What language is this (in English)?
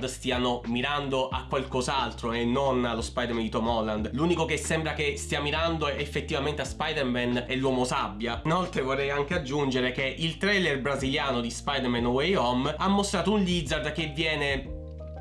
Italian